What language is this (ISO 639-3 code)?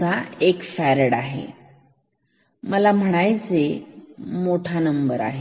mar